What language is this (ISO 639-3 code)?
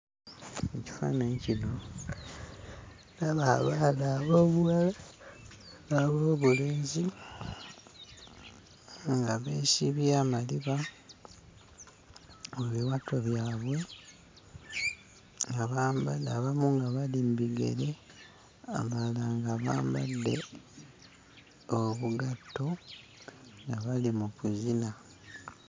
lug